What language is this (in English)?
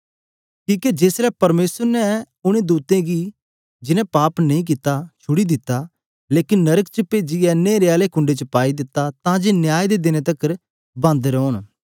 Dogri